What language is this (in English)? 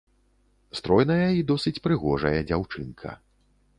Belarusian